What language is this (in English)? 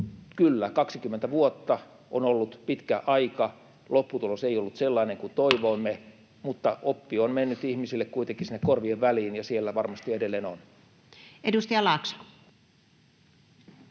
Finnish